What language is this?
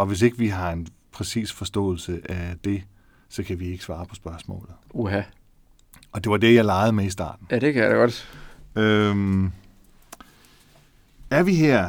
Danish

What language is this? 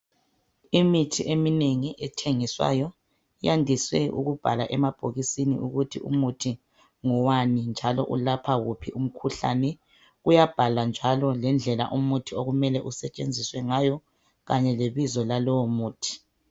North Ndebele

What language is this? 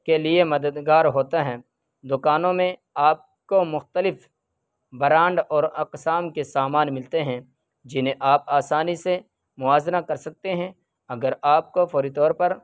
Urdu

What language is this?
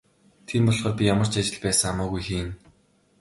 Mongolian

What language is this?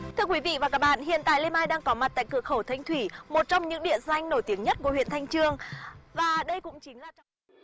Vietnamese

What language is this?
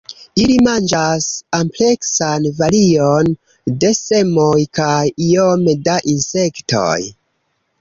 Esperanto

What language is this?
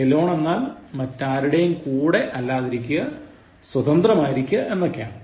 Malayalam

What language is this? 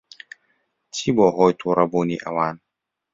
Central Kurdish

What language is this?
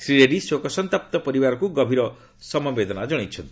Odia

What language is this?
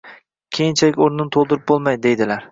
Uzbek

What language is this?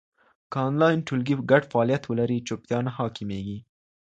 Pashto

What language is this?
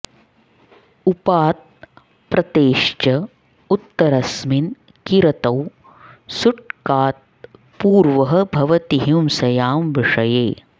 Sanskrit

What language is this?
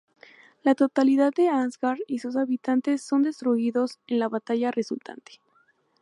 Spanish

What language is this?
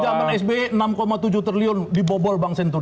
Indonesian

